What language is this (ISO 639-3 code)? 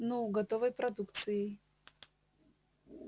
rus